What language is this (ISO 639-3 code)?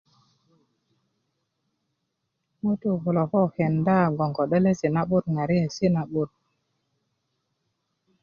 ukv